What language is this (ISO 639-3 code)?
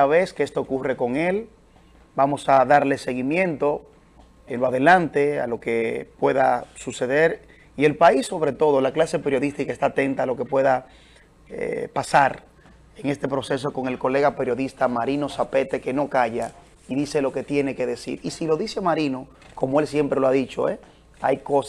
spa